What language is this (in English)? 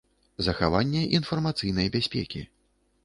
Belarusian